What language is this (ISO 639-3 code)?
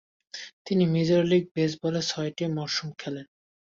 ben